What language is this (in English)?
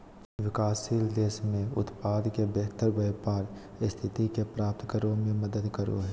Magahi